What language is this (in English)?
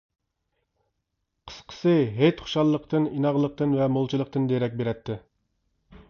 Uyghur